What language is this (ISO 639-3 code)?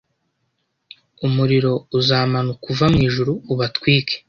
kin